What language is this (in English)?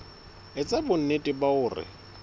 Southern Sotho